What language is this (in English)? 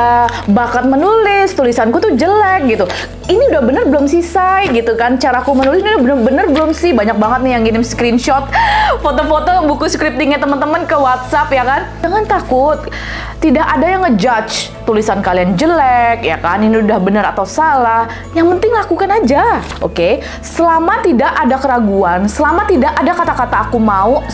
Indonesian